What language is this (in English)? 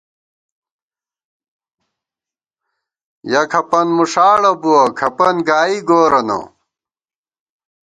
Gawar-Bati